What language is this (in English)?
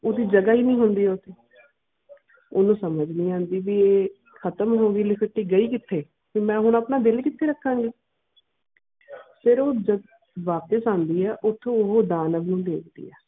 Punjabi